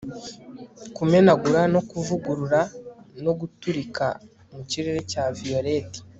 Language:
Kinyarwanda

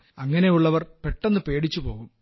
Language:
Malayalam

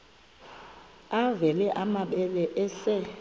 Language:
Xhosa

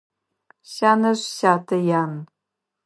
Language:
Adyghe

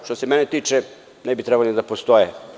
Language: Serbian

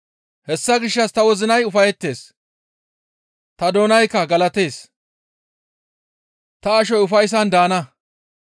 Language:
Gamo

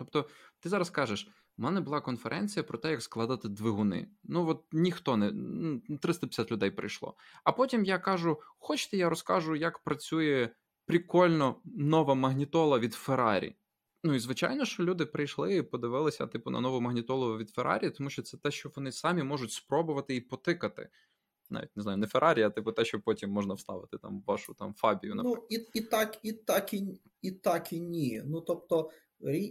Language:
Ukrainian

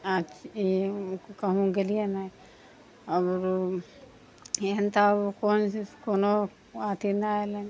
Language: Maithili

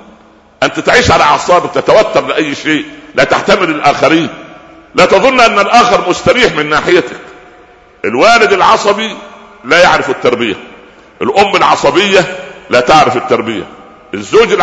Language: Arabic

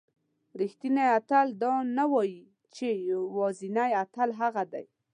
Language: Pashto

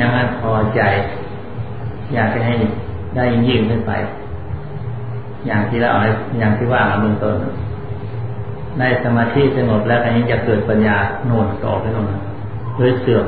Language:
Thai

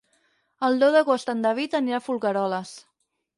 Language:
Catalan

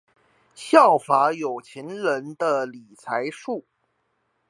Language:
Chinese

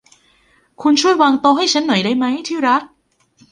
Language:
Thai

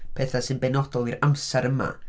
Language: Welsh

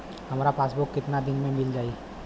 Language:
Bhojpuri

